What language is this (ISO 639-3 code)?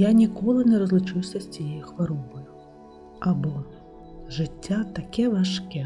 ukr